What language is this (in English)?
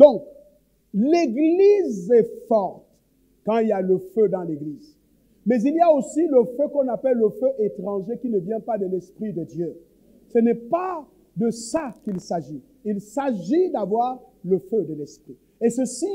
French